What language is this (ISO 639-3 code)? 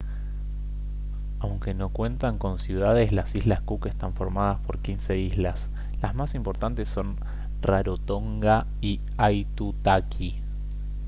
spa